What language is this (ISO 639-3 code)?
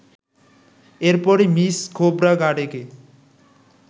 ben